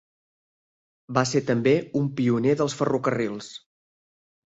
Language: Catalan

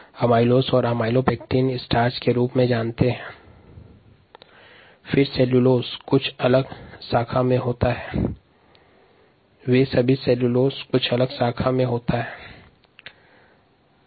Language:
Hindi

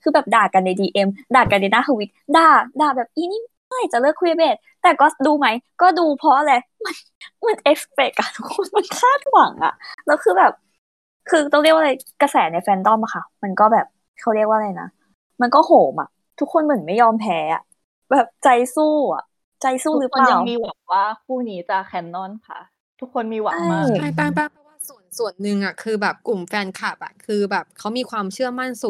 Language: Thai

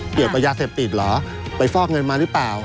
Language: Thai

